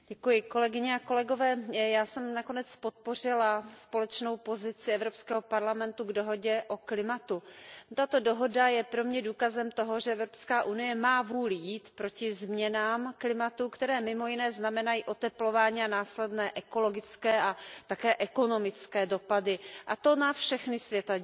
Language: Czech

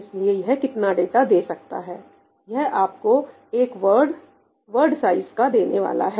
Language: Hindi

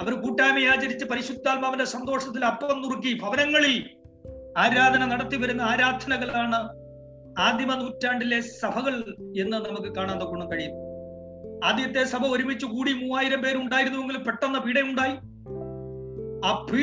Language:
Malayalam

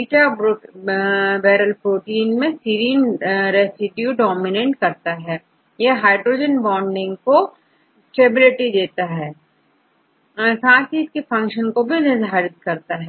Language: Hindi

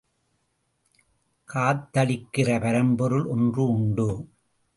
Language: Tamil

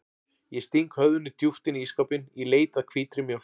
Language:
Icelandic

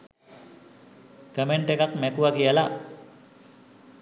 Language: Sinhala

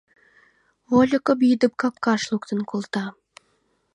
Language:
Mari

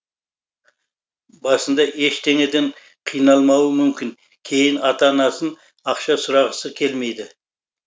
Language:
Kazakh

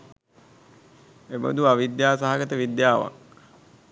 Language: Sinhala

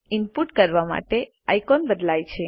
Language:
Gujarati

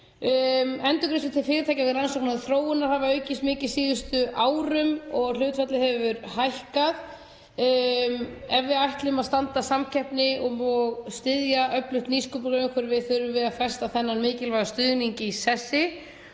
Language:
Icelandic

